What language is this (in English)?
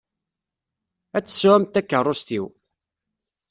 Kabyle